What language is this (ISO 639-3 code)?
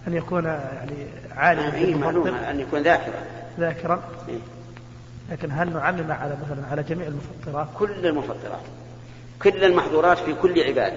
ara